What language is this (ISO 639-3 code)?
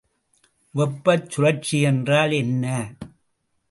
tam